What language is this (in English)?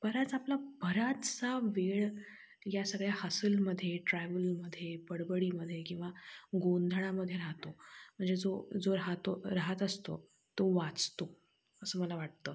Marathi